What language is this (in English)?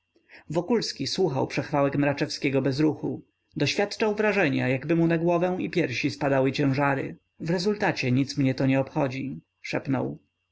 Polish